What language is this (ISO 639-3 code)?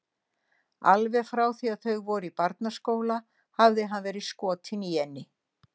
isl